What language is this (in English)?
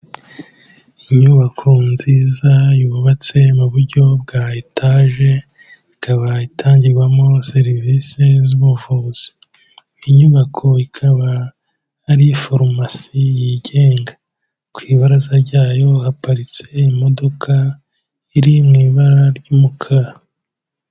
Kinyarwanda